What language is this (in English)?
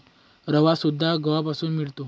Marathi